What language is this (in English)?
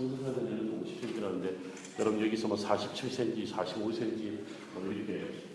Korean